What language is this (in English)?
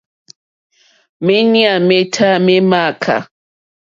Mokpwe